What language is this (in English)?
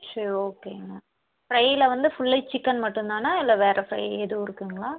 Tamil